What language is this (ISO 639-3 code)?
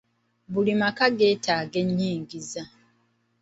lug